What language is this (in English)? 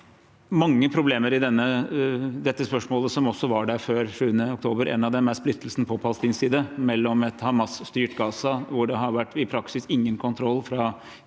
Norwegian